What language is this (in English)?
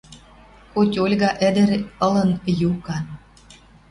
Western Mari